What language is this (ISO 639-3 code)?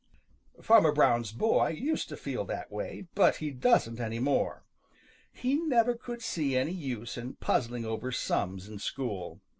eng